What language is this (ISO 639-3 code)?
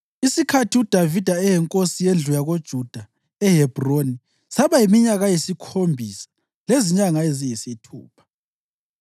nde